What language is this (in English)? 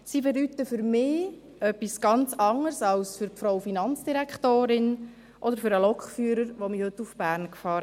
Swiss German